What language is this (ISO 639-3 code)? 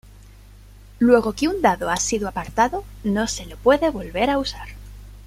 spa